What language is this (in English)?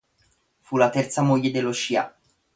Italian